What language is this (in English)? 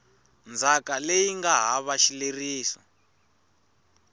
Tsonga